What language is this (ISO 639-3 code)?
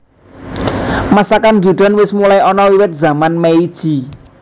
jav